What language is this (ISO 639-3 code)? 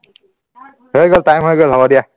asm